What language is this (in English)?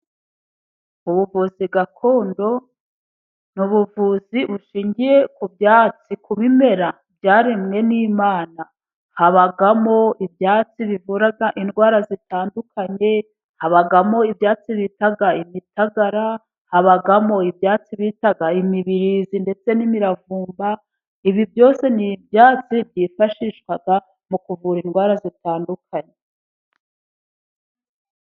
Kinyarwanda